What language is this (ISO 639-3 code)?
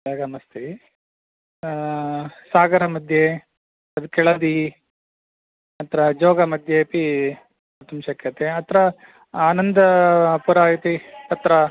san